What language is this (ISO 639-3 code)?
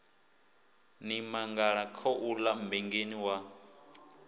ven